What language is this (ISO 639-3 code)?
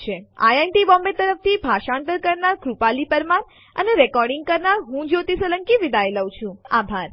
guj